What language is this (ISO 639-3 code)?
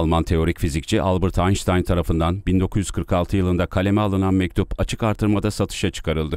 tur